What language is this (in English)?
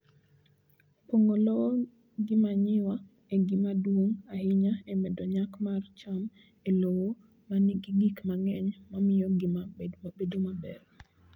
Luo (Kenya and Tanzania)